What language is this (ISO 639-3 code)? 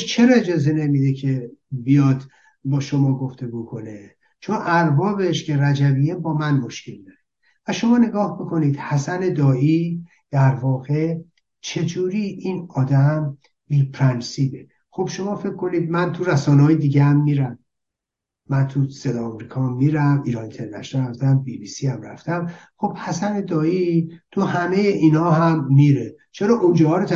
fas